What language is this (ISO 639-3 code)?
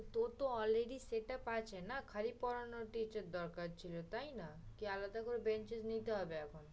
ben